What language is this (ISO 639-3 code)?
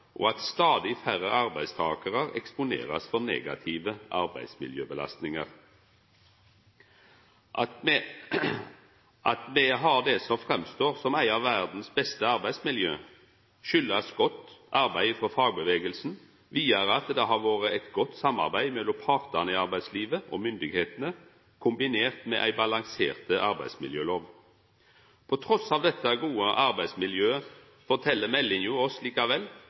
nno